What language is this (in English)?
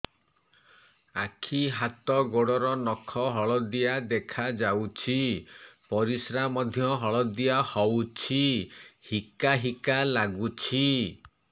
Odia